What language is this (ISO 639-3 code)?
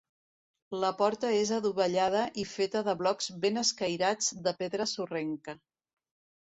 cat